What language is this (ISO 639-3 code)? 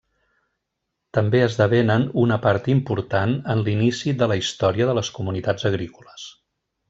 cat